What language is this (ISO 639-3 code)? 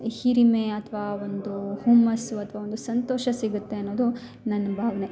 kan